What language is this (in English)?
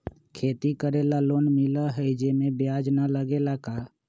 Magahi